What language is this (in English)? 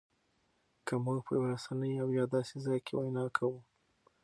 Pashto